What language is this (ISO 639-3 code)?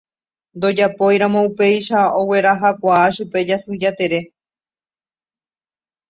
grn